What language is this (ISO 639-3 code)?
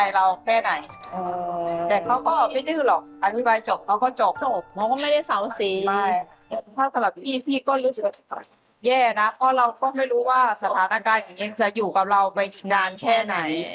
tha